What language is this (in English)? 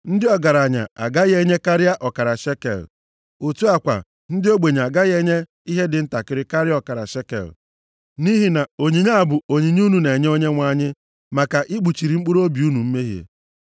Igbo